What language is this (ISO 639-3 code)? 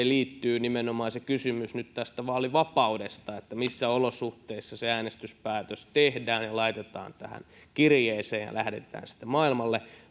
fin